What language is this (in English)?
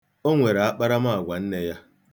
Igbo